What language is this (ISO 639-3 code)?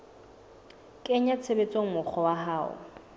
sot